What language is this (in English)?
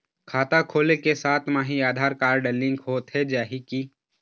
Chhattisgarhi